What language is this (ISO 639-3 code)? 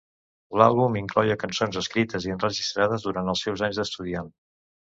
cat